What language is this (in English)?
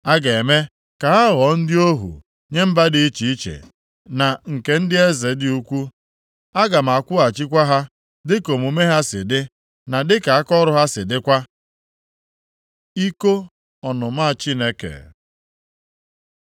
Igbo